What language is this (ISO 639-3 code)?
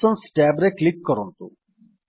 ori